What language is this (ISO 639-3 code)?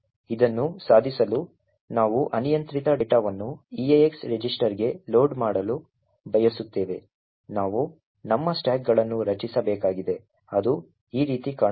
kan